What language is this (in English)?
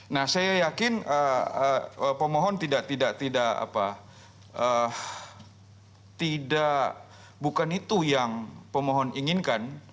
Indonesian